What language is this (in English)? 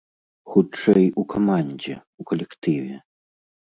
Belarusian